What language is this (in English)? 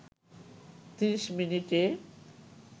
Bangla